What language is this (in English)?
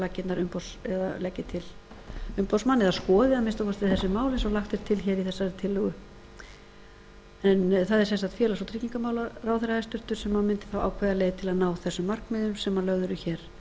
Icelandic